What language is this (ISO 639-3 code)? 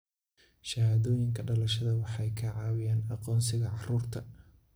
som